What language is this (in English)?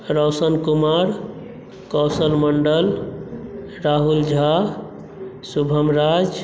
Maithili